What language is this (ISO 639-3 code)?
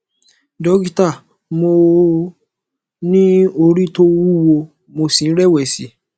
yor